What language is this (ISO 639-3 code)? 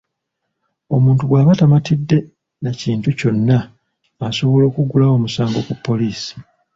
lug